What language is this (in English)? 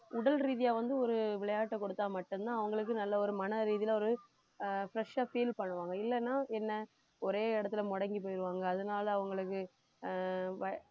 Tamil